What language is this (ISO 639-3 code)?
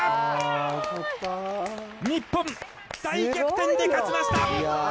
jpn